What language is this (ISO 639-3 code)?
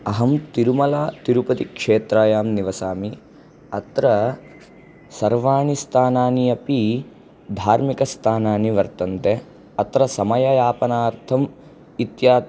san